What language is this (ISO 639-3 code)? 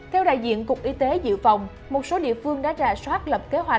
vie